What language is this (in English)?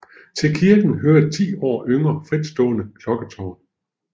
Danish